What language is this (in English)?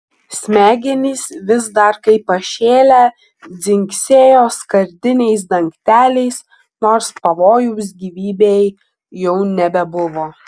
Lithuanian